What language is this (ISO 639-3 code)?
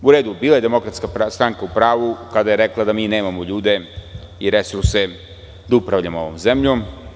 srp